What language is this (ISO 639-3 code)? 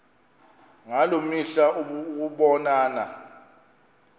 xho